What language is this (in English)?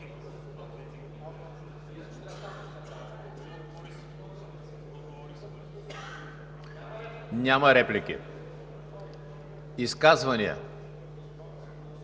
Bulgarian